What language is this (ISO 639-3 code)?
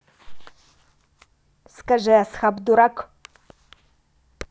rus